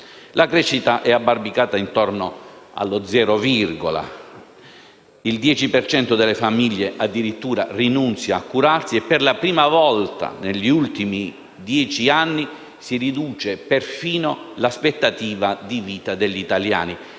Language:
Italian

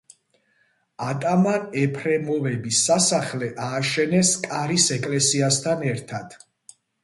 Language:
Georgian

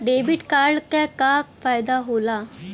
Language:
Bhojpuri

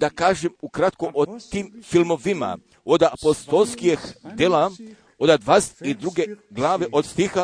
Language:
Croatian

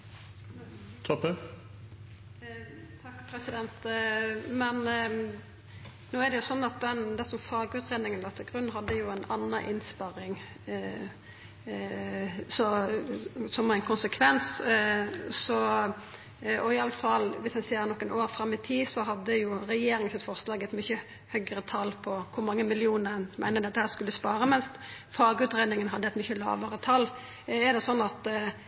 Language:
Norwegian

